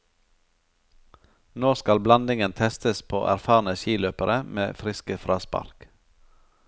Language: Norwegian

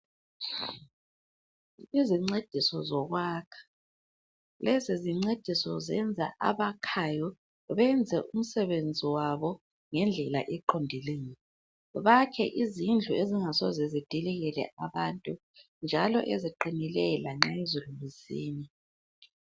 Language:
North Ndebele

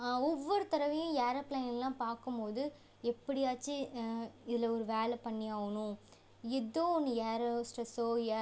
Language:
Tamil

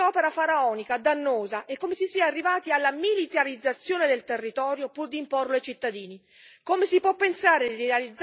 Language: Italian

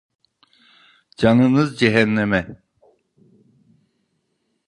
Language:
Turkish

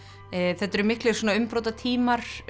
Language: Icelandic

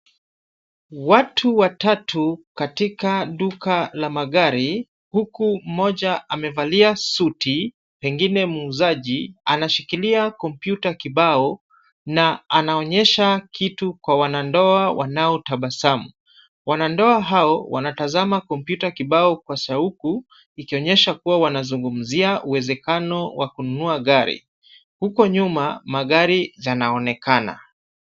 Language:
Swahili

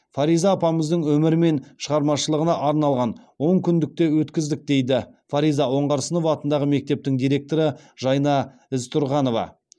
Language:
Kazakh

